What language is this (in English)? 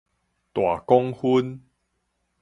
Min Nan Chinese